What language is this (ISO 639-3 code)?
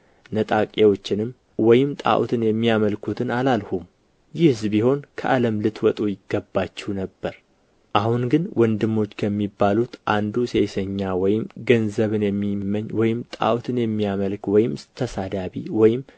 amh